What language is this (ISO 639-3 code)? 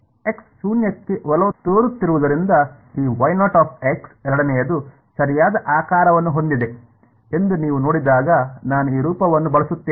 kan